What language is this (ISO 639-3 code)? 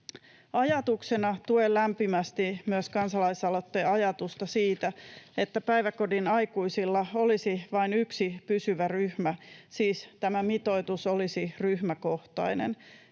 fin